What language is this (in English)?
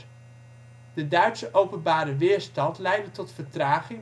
Dutch